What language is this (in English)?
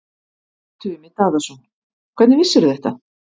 Icelandic